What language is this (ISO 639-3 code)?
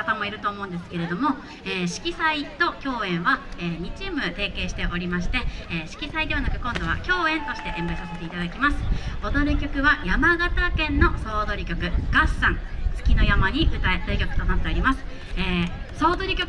jpn